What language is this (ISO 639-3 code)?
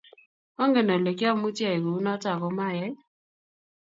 kln